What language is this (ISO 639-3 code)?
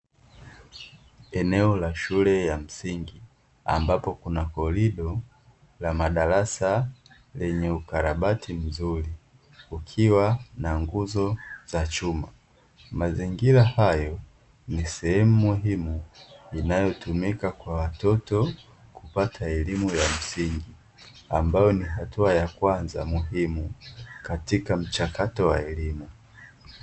swa